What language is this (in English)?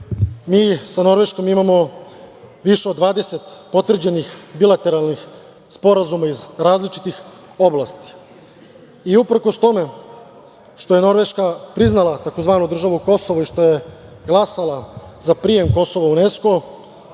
Serbian